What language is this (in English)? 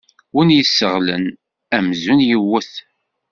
Kabyle